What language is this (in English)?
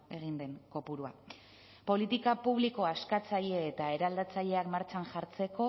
Basque